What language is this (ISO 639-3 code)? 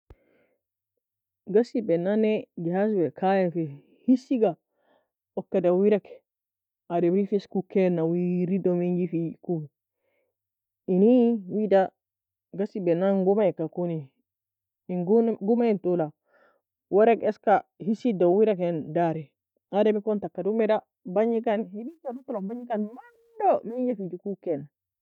fia